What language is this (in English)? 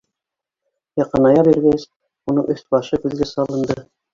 Bashkir